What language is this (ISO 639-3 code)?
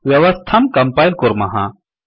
san